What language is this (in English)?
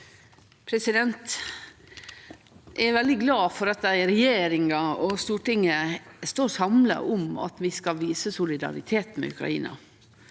Norwegian